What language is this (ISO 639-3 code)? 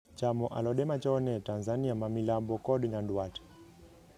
luo